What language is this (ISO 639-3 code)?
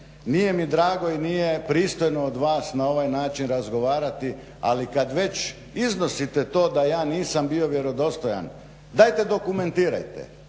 hrv